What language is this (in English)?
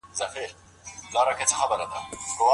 Pashto